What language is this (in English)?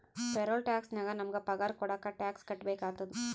Kannada